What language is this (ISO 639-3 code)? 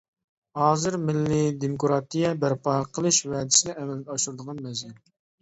uig